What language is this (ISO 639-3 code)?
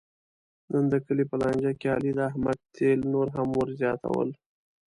pus